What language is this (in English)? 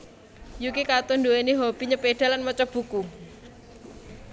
Javanese